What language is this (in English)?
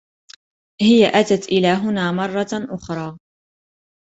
Arabic